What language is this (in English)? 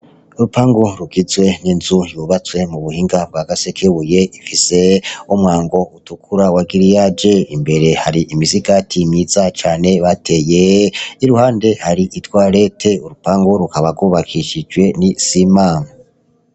Rundi